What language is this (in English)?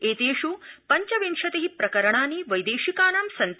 Sanskrit